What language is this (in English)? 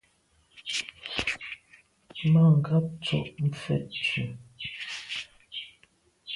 Medumba